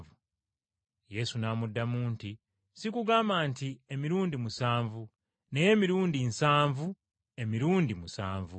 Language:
Ganda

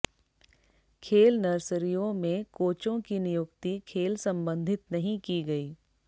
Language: Hindi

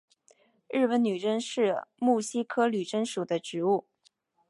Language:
Chinese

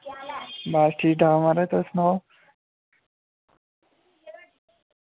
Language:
Dogri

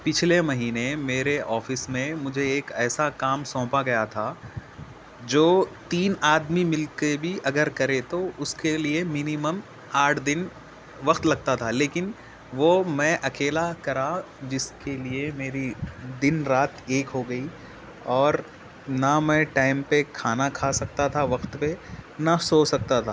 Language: Urdu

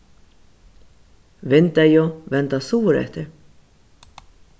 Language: Faroese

